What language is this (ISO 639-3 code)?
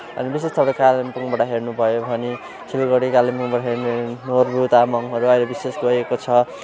nep